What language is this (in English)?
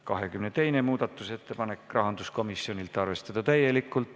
Estonian